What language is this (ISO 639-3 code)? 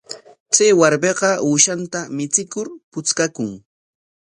qwa